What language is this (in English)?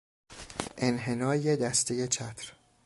Persian